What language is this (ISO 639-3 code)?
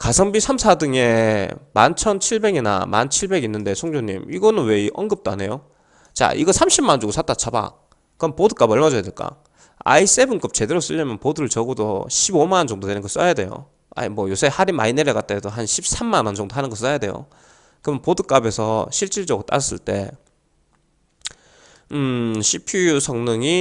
kor